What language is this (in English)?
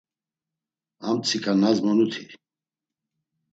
Laz